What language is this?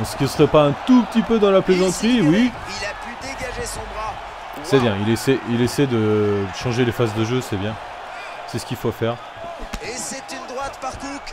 French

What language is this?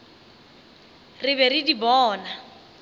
Northern Sotho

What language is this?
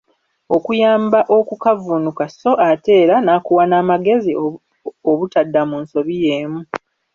Ganda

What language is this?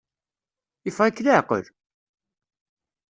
Kabyle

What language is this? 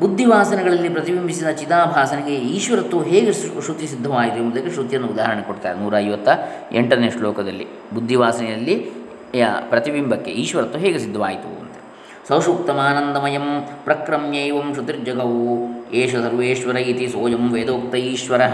Kannada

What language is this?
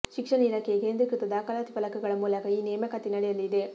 Kannada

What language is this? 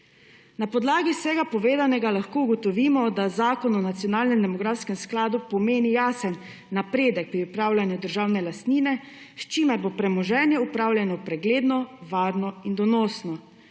Slovenian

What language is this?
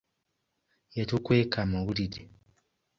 Ganda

